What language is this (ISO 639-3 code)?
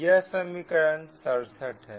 hin